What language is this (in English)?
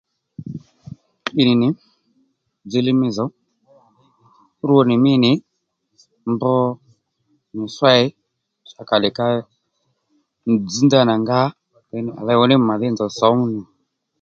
Lendu